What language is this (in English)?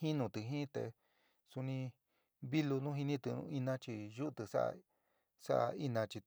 San Miguel El Grande Mixtec